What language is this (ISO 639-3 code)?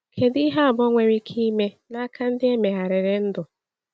ibo